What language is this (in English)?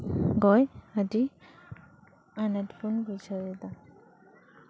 Santali